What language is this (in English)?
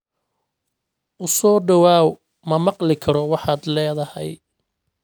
Somali